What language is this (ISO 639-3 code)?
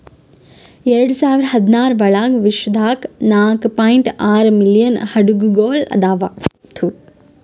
kan